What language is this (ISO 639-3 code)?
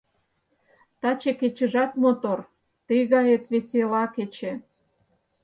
chm